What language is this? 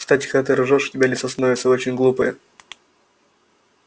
Russian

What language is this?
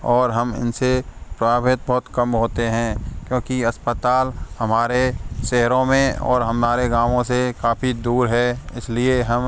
Hindi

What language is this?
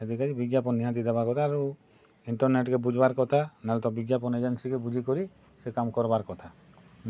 Odia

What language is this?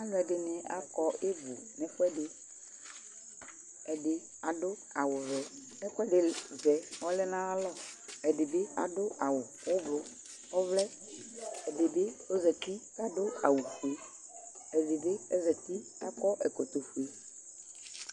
Ikposo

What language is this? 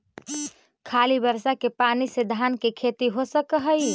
Magahi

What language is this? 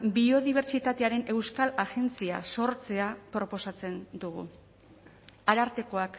Basque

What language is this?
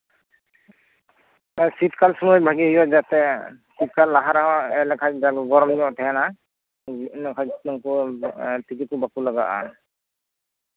Santali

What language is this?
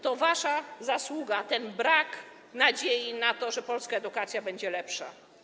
Polish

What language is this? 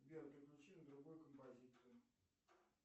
Russian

